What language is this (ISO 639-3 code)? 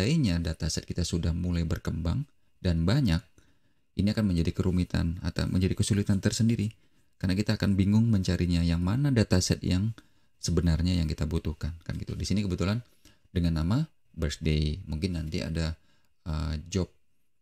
ind